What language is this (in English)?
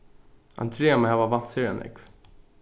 Faroese